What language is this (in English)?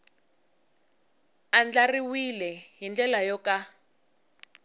Tsonga